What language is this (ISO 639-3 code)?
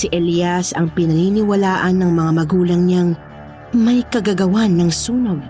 fil